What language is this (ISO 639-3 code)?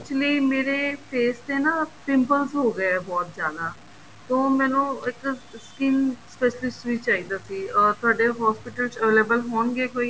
pan